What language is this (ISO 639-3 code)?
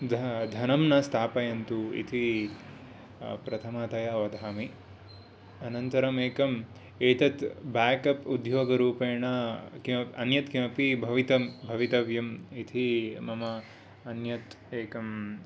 san